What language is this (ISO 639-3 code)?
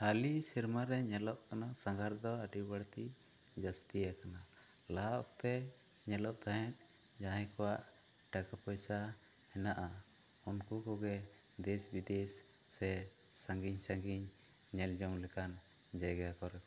sat